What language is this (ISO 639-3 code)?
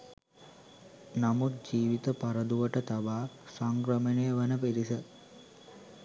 sin